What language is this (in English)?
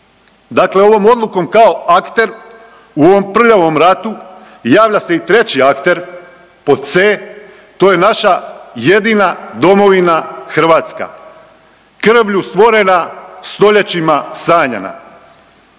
Croatian